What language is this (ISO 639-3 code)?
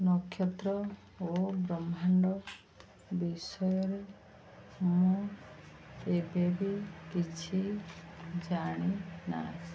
ori